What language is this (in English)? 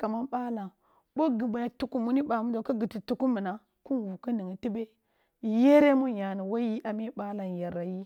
Kulung (Nigeria)